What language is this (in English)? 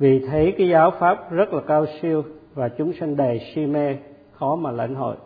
Vietnamese